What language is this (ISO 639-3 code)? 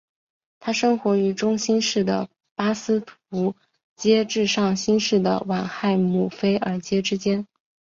zho